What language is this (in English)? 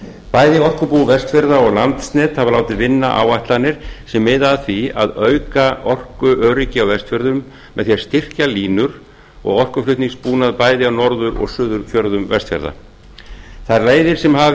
Icelandic